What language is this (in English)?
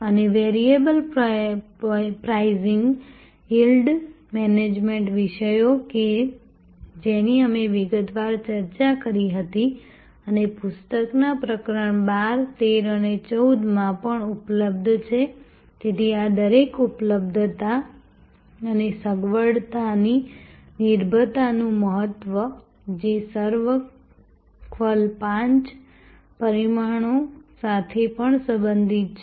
Gujarati